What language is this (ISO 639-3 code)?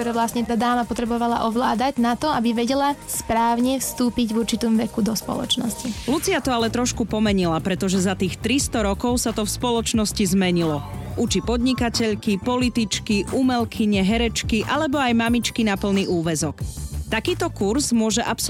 slk